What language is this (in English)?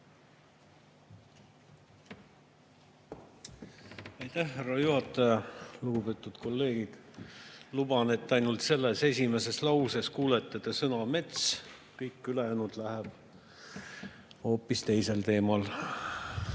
Estonian